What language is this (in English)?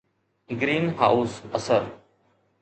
Sindhi